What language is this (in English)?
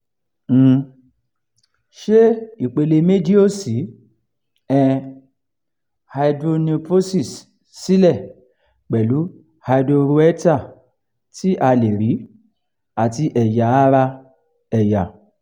Yoruba